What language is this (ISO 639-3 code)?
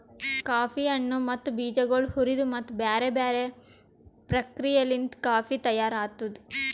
kan